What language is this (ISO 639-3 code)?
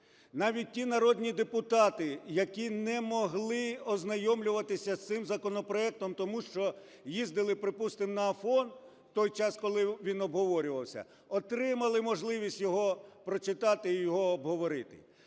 ukr